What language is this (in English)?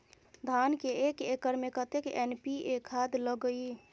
Maithili